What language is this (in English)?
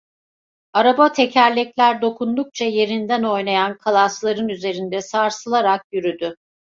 Turkish